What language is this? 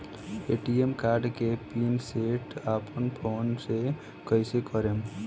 Bhojpuri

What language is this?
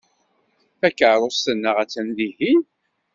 Kabyle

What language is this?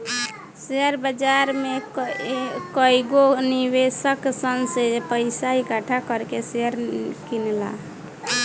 Bhojpuri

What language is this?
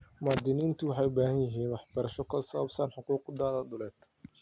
Somali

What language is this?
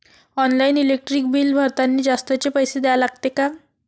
Marathi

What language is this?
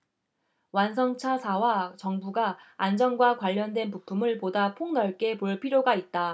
Korean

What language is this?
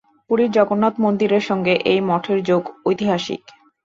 Bangla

